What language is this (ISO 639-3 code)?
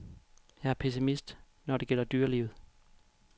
dan